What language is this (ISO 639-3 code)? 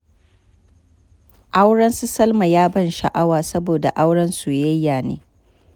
hau